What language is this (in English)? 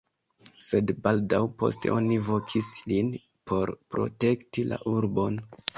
Esperanto